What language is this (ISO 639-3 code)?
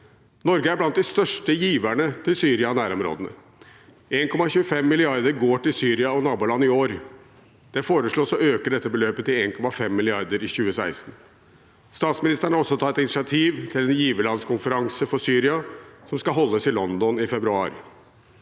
nor